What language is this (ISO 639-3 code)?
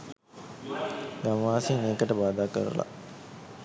sin